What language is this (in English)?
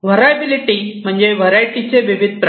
Marathi